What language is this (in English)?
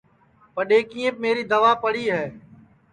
Sansi